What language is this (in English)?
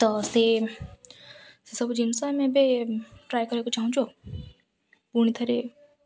Odia